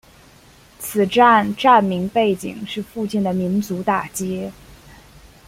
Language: Chinese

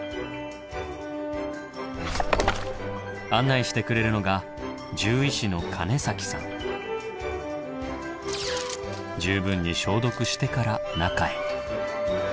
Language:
Japanese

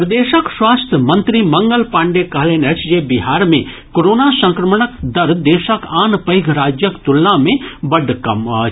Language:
Maithili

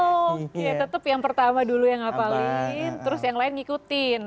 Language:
Indonesian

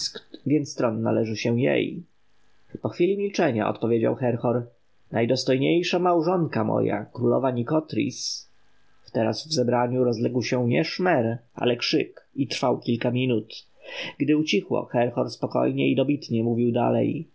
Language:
Polish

